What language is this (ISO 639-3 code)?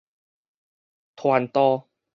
nan